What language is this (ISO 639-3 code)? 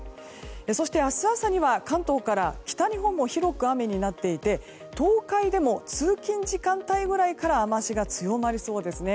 jpn